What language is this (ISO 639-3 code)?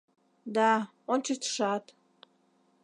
chm